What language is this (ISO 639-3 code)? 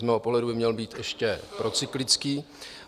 ces